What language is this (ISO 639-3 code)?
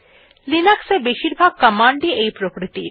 ben